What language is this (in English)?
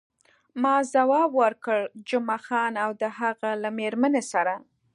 Pashto